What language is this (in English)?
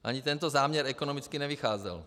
Czech